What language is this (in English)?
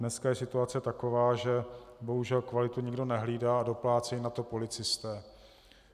Czech